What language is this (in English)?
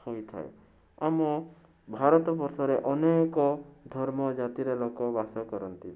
Odia